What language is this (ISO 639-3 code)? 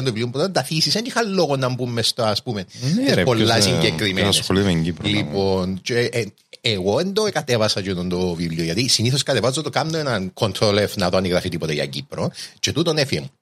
ell